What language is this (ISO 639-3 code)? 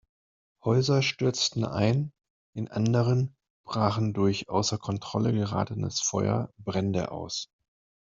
deu